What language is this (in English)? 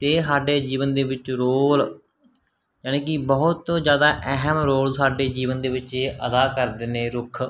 Punjabi